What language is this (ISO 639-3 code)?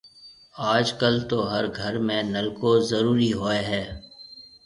mve